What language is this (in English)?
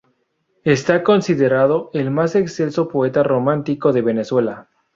Spanish